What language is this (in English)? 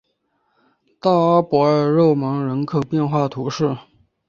Chinese